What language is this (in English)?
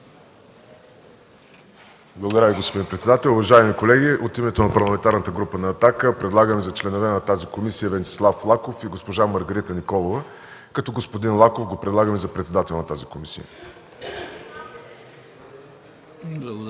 Bulgarian